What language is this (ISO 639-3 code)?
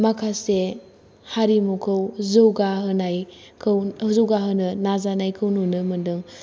brx